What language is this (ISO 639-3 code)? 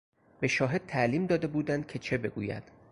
fas